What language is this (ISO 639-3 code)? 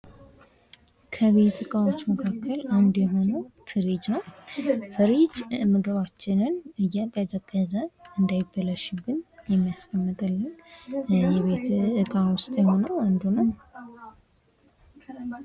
amh